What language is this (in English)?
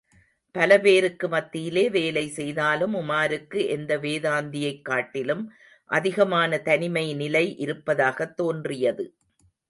Tamil